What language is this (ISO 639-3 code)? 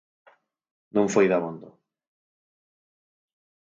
glg